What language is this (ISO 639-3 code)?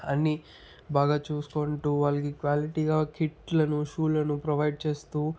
tel